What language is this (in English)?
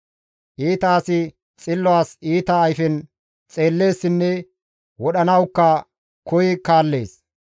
Gamo